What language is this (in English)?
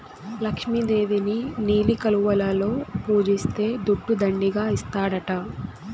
Telugu